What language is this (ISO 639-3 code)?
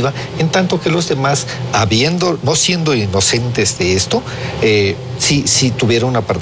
spa